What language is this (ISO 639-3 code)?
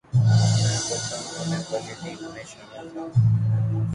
urd